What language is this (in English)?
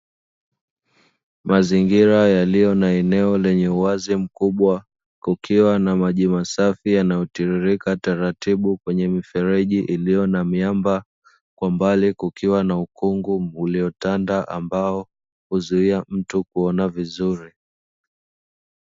Swahili